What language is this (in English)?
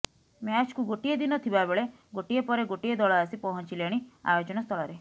Odia